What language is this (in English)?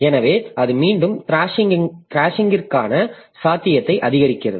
Tamil